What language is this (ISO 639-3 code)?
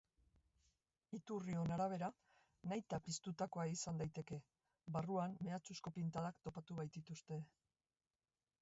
eus